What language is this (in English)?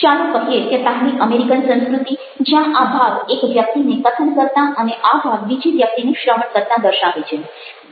Gujarati